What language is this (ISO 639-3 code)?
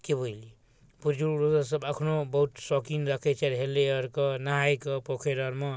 mai